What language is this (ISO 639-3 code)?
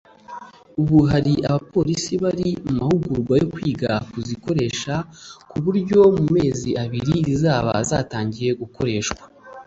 kin